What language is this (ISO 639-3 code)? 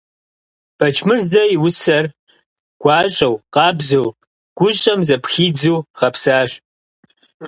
kbd